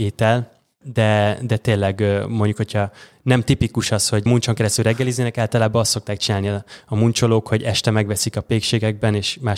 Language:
Hungarian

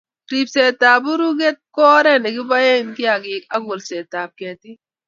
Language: Kalenjin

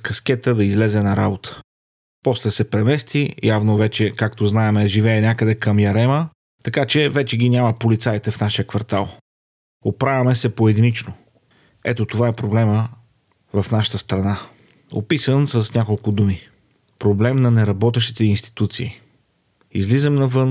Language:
Bulgarian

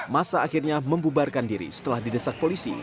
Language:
Indonesian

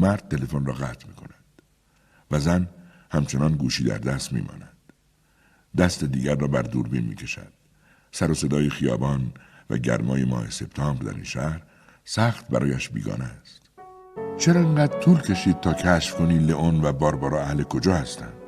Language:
Persian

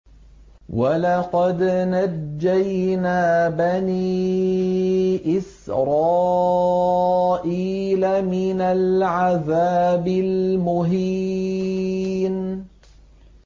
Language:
Arabic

